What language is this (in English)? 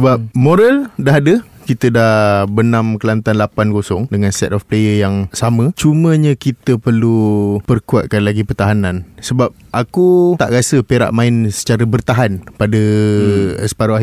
Malay